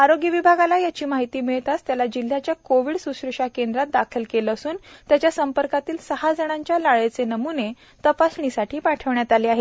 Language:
Marathi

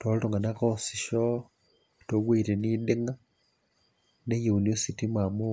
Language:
Masai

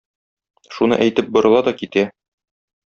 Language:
Tatar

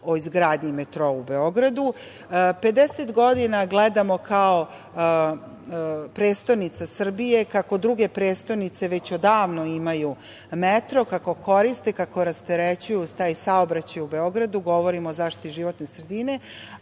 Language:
Serbian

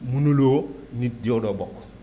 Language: Wolof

